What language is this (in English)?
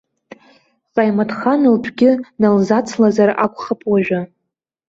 Abkhazian